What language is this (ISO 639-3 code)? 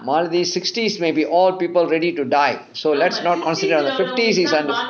eng